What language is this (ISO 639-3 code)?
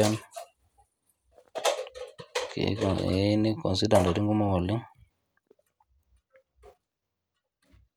mas